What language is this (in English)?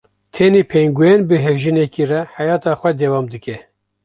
Kurdish